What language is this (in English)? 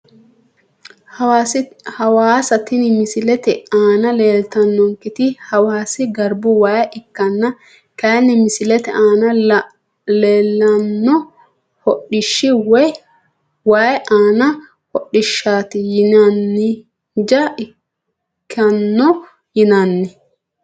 Sidamo